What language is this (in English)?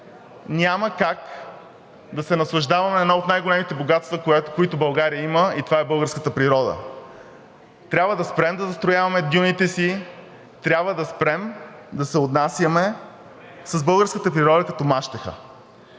Bulgarian